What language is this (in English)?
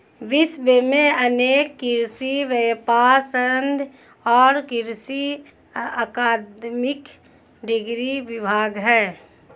Hindi